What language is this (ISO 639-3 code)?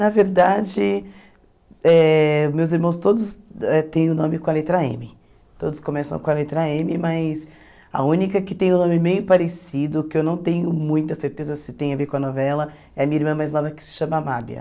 por